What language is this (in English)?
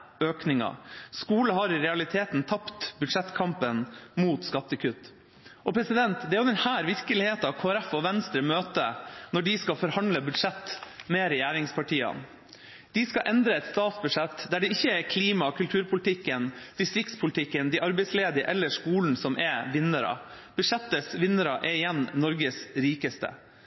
Norwegian Bokmål